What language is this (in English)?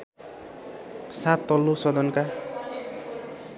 Nepali